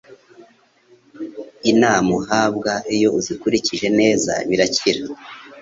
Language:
Kinyarwanda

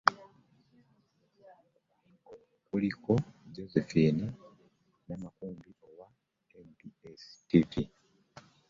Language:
Ganda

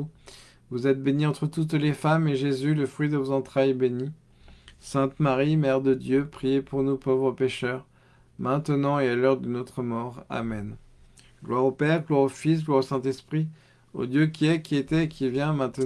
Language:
French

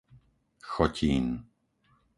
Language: Slovak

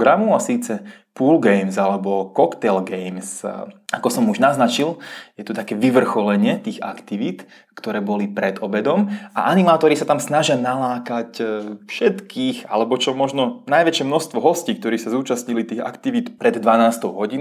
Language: Czech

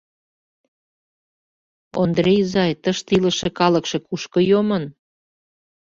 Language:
Mari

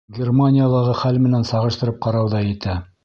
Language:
Bashkir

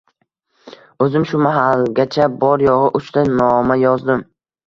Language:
Uzbek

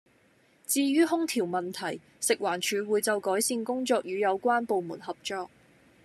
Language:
Cantonese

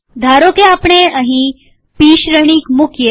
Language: Gujarati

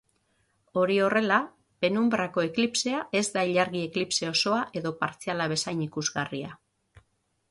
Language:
Basque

